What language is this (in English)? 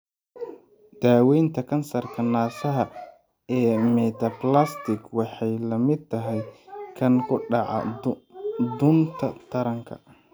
Somali